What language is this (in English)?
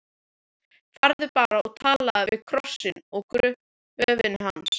Icelandic